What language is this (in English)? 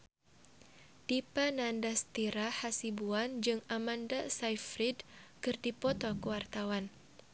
Sundanese